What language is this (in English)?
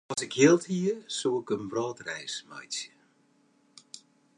Western Frisian